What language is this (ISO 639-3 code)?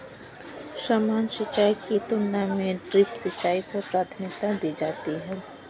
hin